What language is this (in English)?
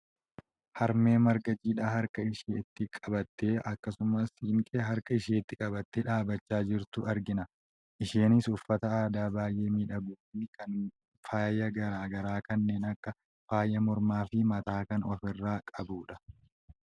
Oromo